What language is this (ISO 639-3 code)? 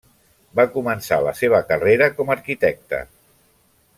cat